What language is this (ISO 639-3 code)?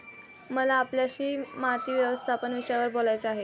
mar